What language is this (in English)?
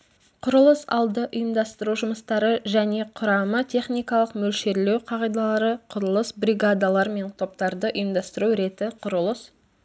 Kazakh